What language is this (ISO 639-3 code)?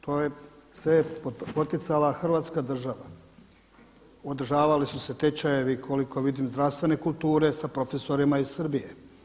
hrv